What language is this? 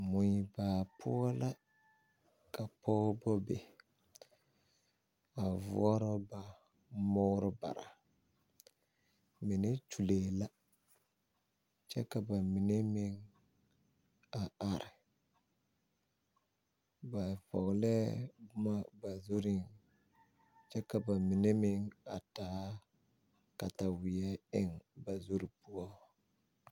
Southern Dagaare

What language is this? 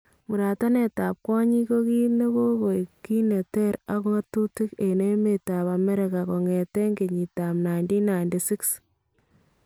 Kalenjin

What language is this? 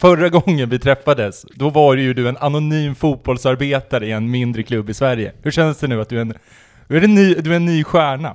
Swedish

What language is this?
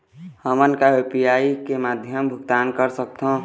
Chhattisgarhi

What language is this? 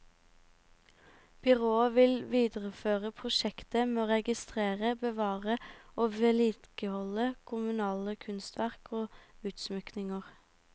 Norwegian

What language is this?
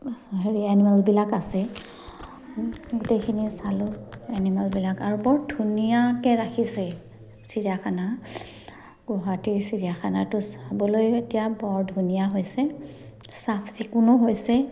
Assamese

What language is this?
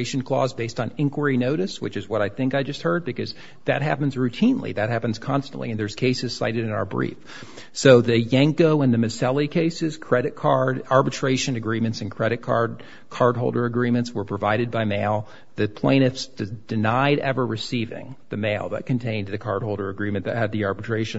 English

